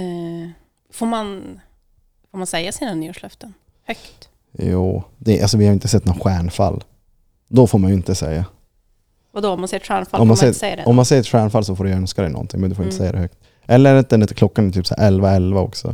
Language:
Swedish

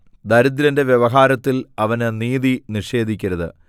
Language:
Malayalam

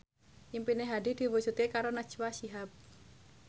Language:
Javanese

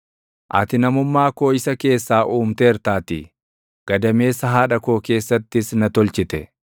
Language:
Oromo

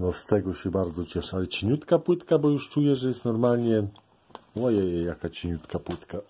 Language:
Polish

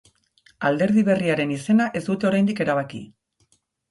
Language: Basque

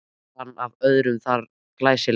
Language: Icelandic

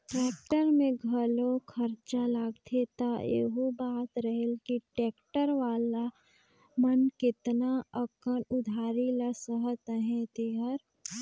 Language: Chhattisgarhi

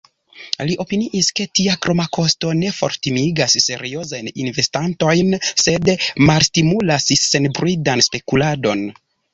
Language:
Esperanto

